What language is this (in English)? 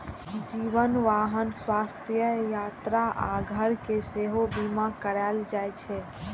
Maithili